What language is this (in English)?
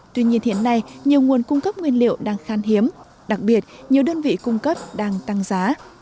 Vietnamese